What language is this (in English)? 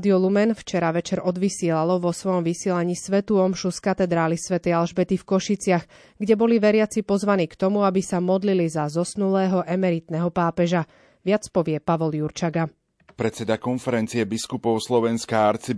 Slovak